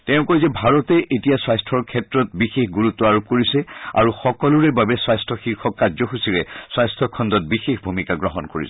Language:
Assamese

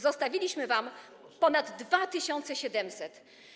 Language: Polish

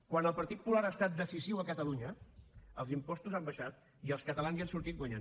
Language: Catalan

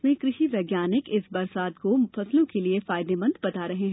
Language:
Hindi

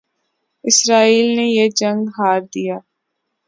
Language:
Urdu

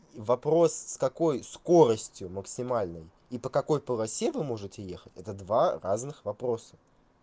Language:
Russian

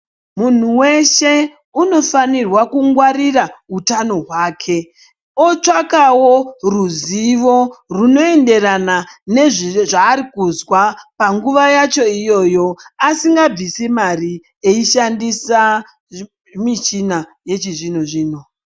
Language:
Ndau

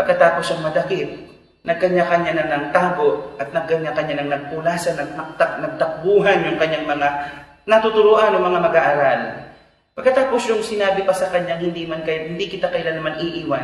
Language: Filipino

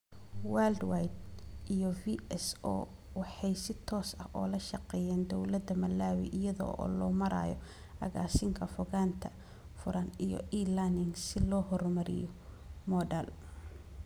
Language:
Somali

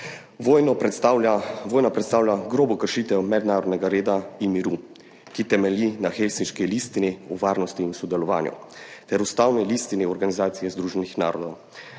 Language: Slovenian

